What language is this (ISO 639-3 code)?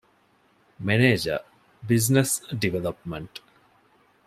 div